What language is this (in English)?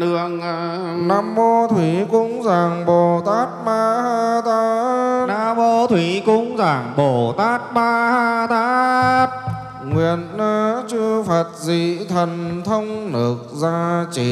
Vietnamese